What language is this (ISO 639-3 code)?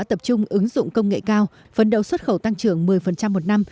vie